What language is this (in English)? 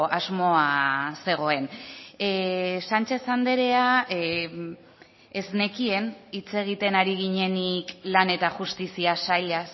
Basque